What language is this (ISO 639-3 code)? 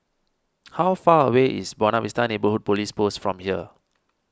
eng